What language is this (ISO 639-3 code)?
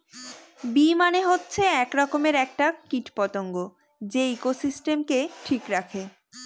ben